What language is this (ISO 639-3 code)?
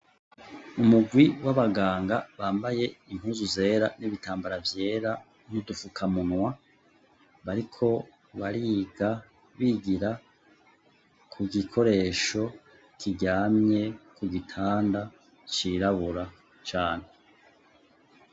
run